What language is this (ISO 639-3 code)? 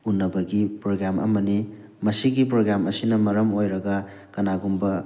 mni